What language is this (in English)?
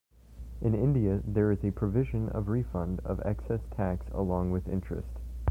English